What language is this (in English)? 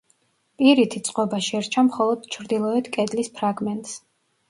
Georgian